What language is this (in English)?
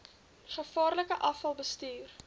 Afrikaans